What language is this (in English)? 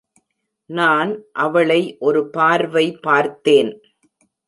Tamil